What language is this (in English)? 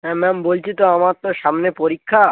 Bangla